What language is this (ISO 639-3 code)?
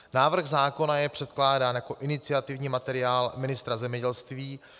ces